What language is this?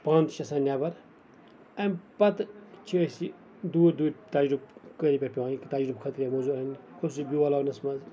Kashmiri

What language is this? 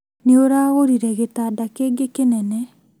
Kikuyu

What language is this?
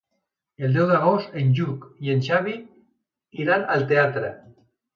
Catalan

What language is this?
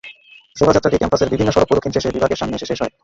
Bangla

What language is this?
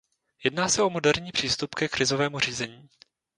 Czech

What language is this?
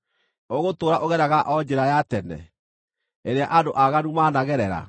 Kikuyu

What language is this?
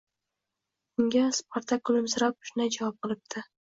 Uzbek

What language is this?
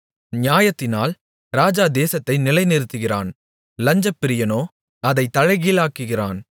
Tamil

